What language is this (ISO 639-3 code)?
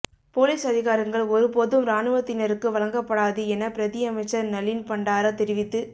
tam